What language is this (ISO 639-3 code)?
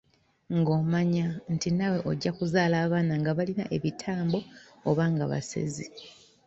lug